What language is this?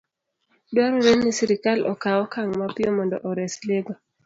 Luo (Kenya and Tanzania)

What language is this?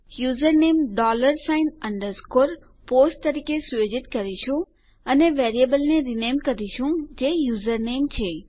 Gujarati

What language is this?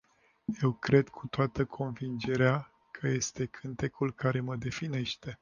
Romanian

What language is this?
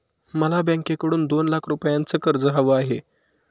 Marathi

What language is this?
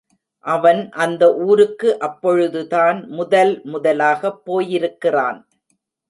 Tamil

